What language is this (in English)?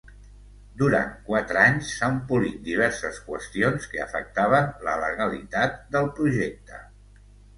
Catalan